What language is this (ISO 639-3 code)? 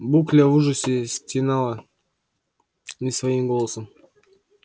rus